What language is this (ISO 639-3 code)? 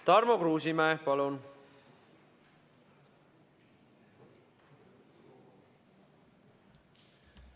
est